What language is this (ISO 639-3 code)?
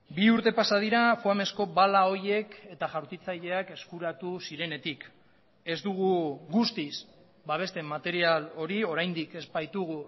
eus